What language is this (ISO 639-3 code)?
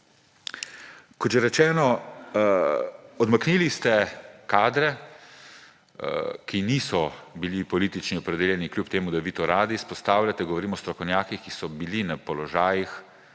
slv